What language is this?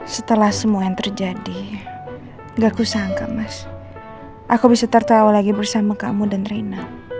Indonesian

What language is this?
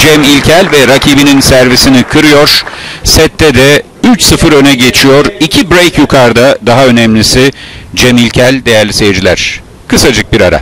Turkish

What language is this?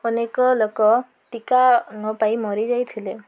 Odia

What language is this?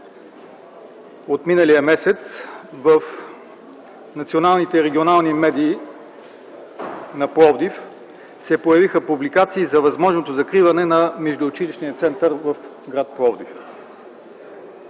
Bulgarian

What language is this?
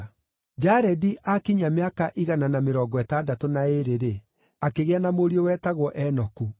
Kikuyu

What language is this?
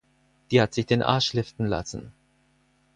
German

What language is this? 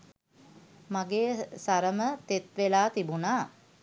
Sinhala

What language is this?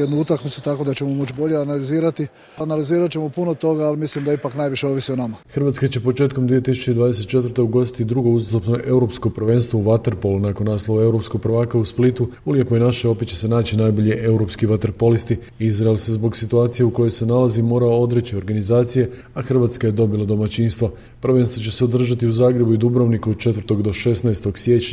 Croatian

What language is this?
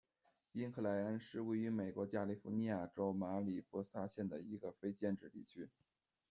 Chinese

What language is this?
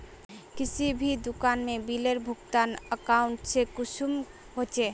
Magahi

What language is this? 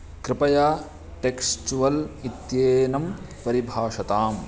Sanskrit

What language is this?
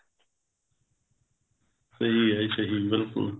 Punjabi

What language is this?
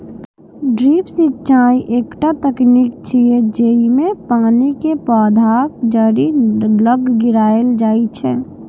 Maithili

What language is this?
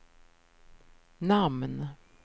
Swedish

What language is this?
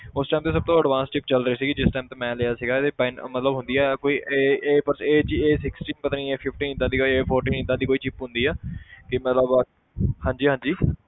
Punjabi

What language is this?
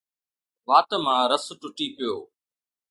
Sindhi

